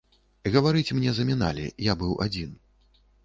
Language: Belarusian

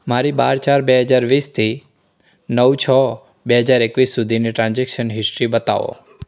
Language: Gujarati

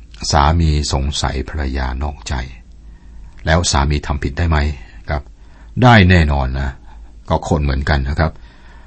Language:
Thai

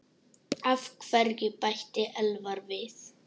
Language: Icelandic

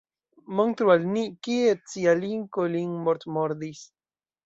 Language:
Esperanto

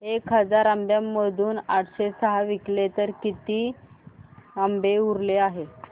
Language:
Marathi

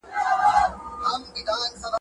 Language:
Pashto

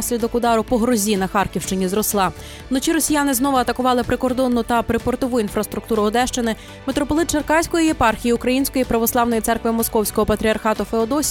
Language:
Ukrainian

